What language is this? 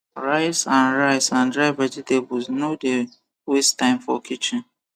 Nigerian Pidgin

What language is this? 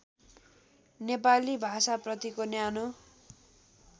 Nepali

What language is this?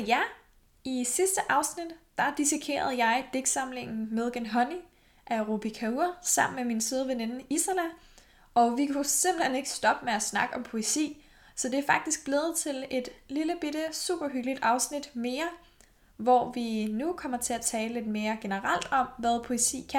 Danish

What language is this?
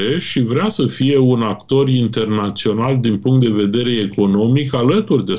Romanian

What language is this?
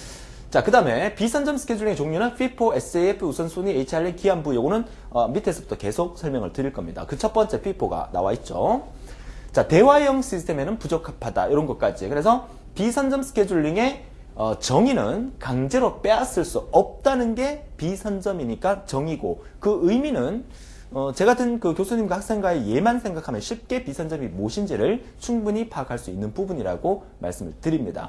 Korean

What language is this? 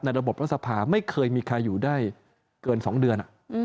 Thai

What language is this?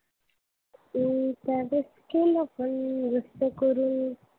Marathi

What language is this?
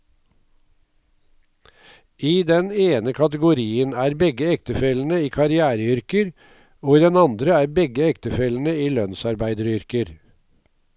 Norwegian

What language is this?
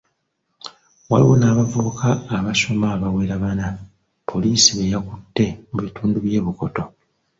Ganda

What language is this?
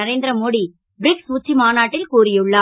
Tamil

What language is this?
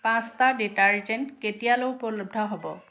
Assamese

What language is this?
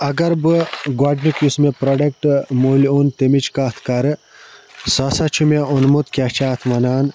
Kashmiri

